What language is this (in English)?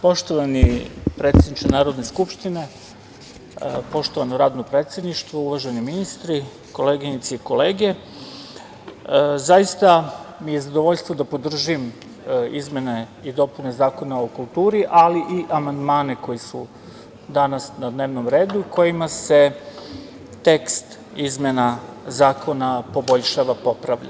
Serbian